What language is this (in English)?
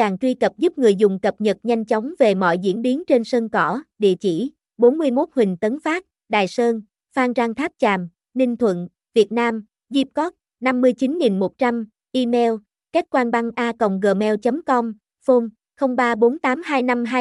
Vietnamese